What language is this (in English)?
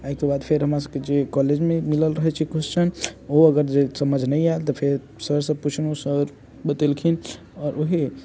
Maithili